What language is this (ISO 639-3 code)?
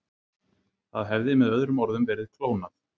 isl